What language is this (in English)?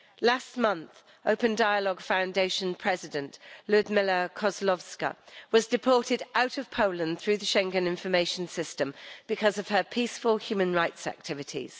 English